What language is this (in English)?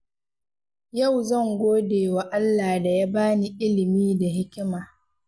Hausa